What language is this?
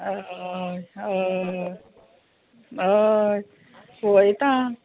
Konkani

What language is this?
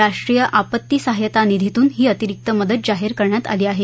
Marathi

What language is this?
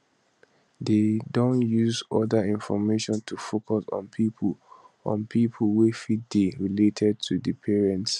Nigerian Pidgin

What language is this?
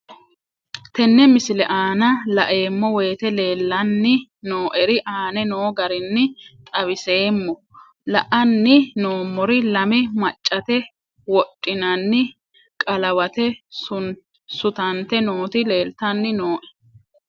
Sidamo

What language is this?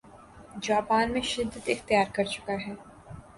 Urdu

